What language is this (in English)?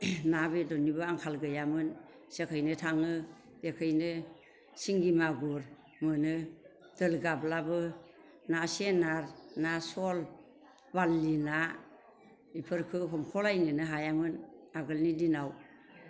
Bodo